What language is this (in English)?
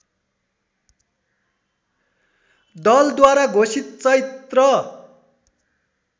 Nepali